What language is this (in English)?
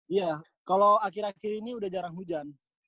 Indonesian